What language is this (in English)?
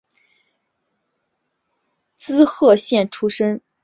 Chinese